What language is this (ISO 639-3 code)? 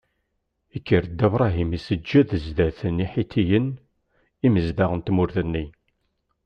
kab